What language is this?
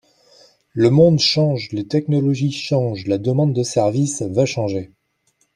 French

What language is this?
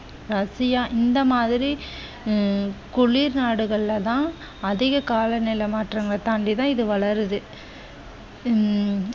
Tamil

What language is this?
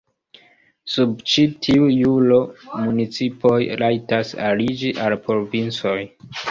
Esperanto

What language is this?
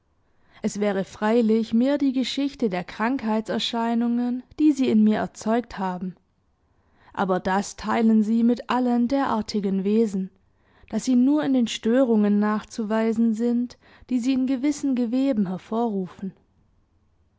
German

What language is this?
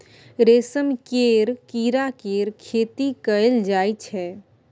Maithili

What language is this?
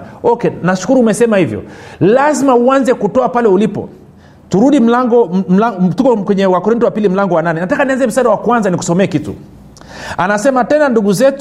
Swahili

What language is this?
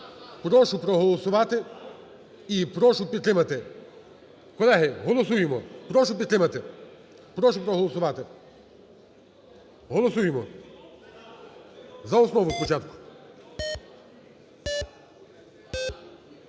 Ukrainian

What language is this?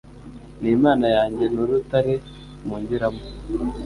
Kinyarwanda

